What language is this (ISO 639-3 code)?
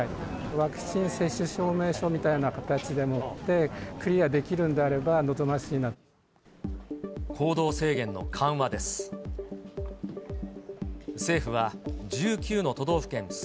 jpn